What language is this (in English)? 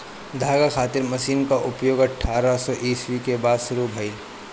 Bhojpuri